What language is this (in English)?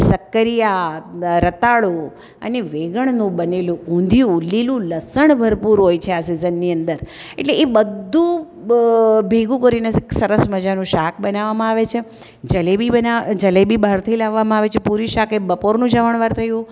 Gujarati